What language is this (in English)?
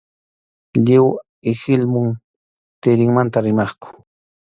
Arequipa-La Unión Quechua